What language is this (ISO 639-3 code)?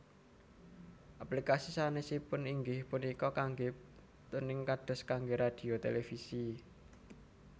jav